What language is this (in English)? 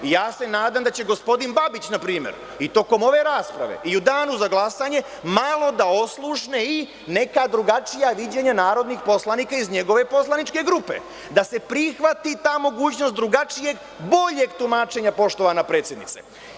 Serbian